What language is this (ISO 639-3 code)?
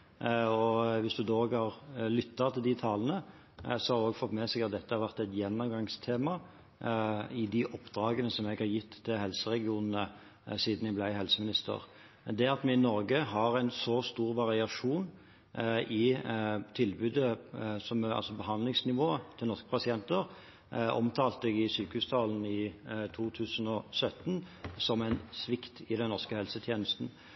nob